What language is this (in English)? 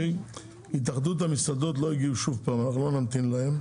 Hebrew